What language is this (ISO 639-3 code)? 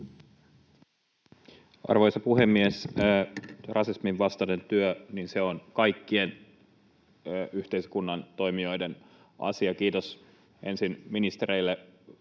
fin